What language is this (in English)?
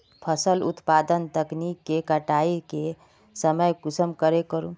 Magahi